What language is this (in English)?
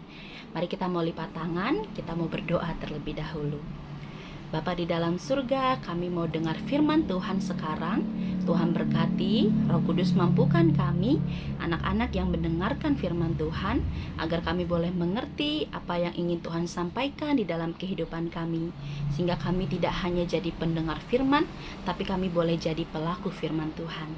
Indonesian